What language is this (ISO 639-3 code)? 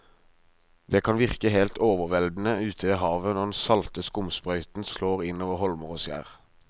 nor